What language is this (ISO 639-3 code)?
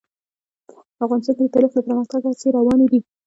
pus